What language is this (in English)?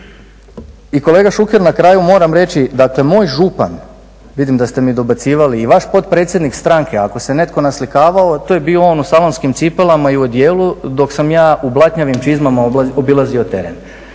Croatian